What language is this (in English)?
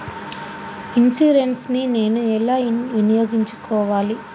Telugu